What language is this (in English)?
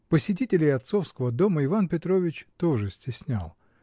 Russian